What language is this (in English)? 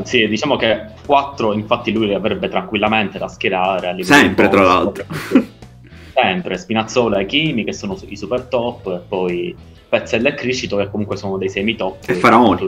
Italian